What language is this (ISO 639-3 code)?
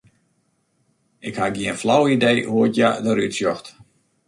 fry